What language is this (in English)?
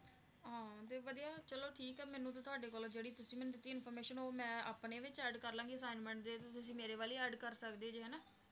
Punjabi